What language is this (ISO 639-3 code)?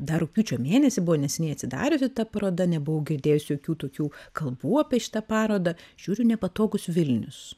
lit